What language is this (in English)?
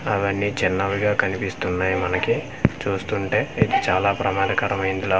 Telugu